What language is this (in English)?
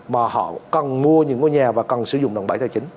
Vietnamese